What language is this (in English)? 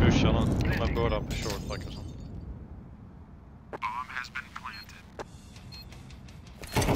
Swedish